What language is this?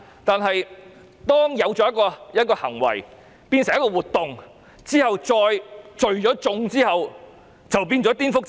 Cantonese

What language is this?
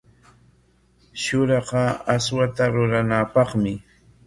Corongo Ancash Quechua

